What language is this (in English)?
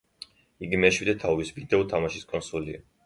Georgian